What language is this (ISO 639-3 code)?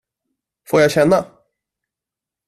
swe